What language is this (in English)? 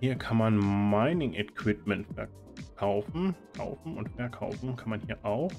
German